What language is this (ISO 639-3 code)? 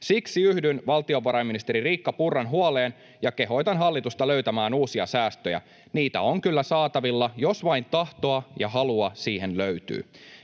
fin